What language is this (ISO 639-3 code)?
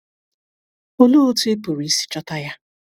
ibo